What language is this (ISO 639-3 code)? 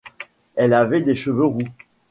fra